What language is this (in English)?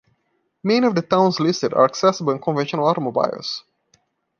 English